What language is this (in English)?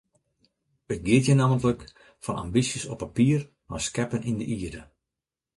Western Frisian